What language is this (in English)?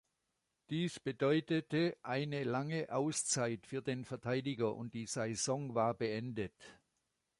German